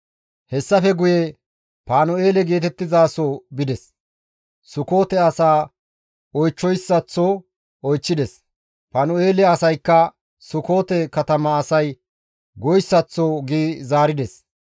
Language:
Gamo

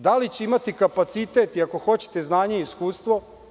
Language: Serbian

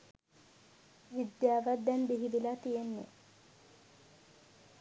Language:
Sinhala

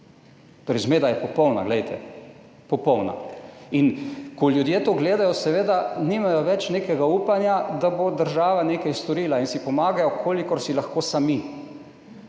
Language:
Slovenian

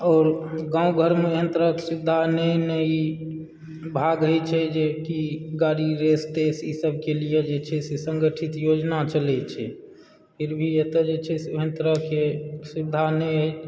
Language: Maithili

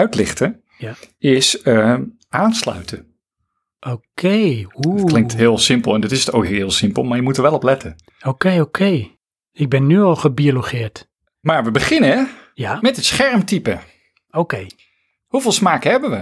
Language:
Dutch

